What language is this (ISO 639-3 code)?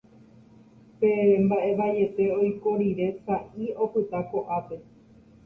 grn